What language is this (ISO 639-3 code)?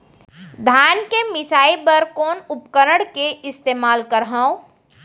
hne